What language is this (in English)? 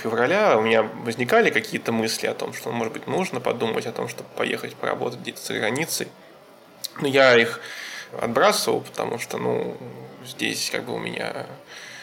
Russian